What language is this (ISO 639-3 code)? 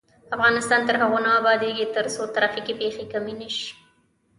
pus